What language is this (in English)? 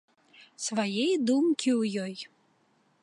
Belarusian